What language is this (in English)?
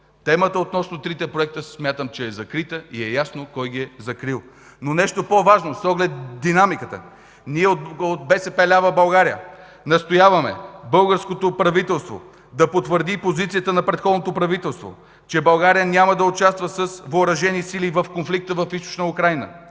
Bulgarian